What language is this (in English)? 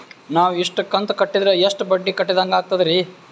Kannada